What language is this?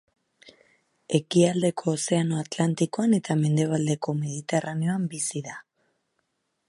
Basque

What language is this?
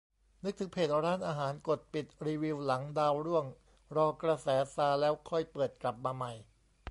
Thai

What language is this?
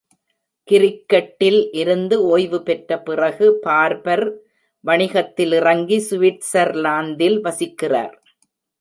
Tamil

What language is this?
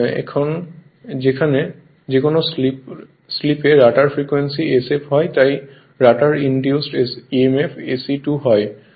Bangla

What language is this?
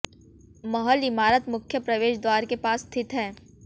Hindi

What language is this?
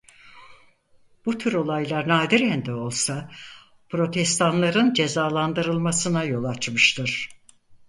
Turkish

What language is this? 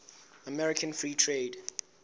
Southern Sotho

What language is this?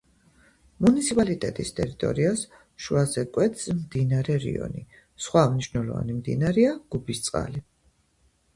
Georgian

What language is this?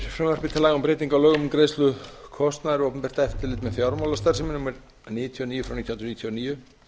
Icelandic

